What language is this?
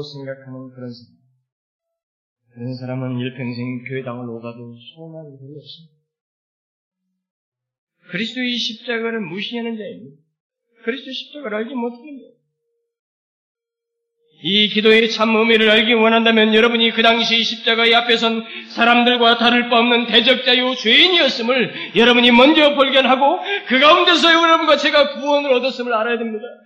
Korean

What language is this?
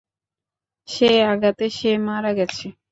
Bangla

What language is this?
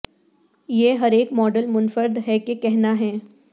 Urdu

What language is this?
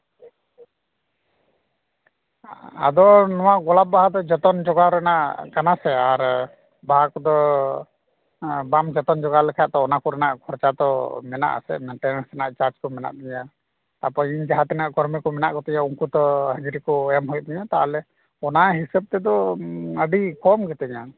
Santali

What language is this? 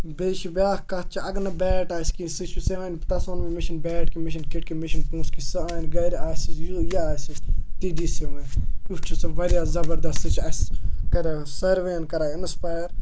Kashmiri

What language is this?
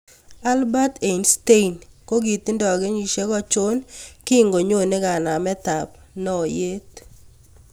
Kalenjin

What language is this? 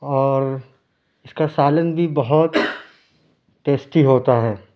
Urdu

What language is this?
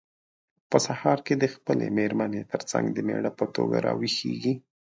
Pashto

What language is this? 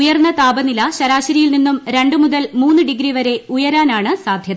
Malayalam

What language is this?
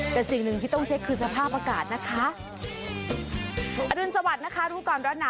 Thai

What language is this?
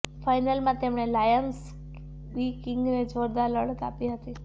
Gujarati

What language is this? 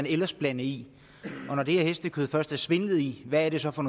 Danish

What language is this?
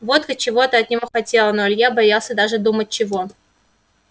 Russian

